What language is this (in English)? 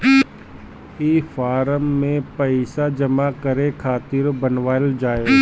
Bhojpuri